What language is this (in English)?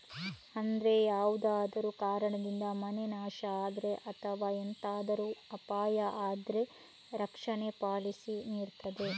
Kannada